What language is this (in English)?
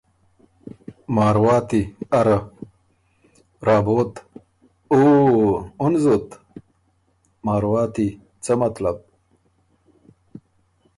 Ormuri